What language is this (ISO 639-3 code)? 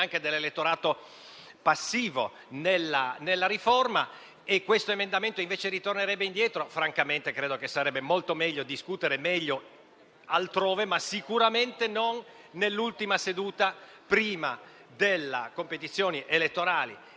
ita